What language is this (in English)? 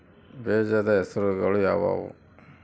Kannada